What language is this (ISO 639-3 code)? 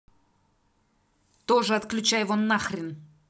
rus